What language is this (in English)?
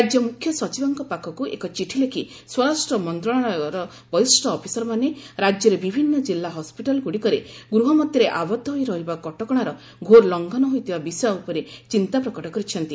Odia